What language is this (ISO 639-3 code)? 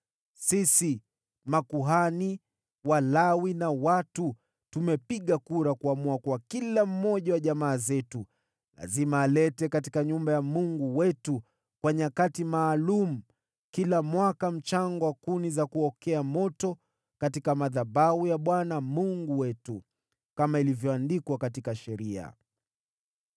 swa